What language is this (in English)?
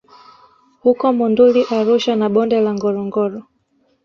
Swahili